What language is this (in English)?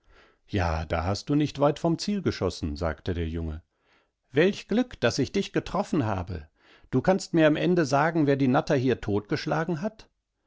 German